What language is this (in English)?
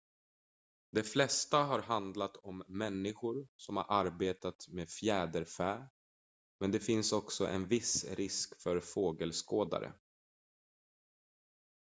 Swedish